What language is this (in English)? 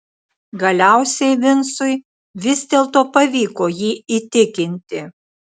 Lithuanian